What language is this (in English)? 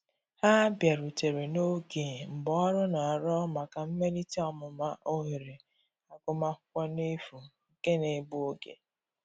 Igbo